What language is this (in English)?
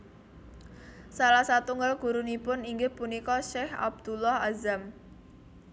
Javanese